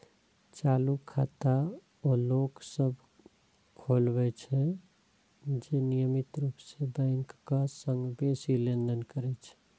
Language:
Maithili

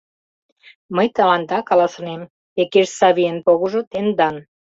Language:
Mari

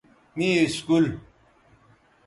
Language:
Bateri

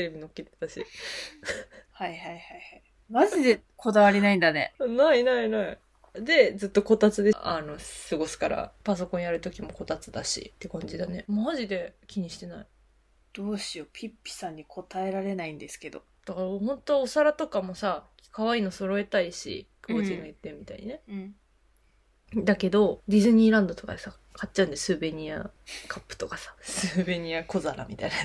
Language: Japanese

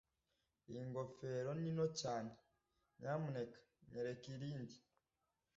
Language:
Kinyarwanda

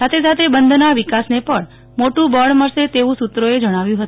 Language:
Gujarati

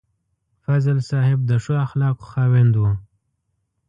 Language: Pashto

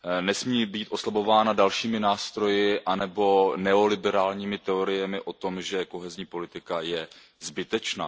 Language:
Czech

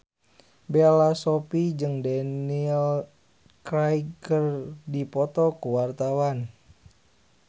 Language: Sundanese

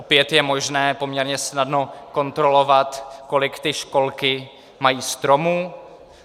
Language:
Czech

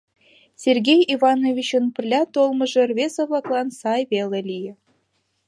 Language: Mari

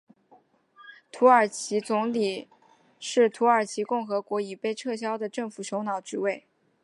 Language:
Chinese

